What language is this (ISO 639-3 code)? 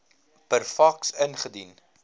afr